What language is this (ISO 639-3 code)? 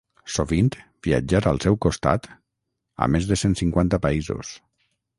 cat